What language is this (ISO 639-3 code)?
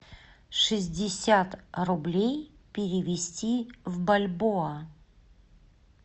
rus